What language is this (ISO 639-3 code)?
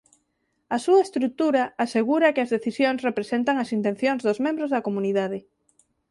glg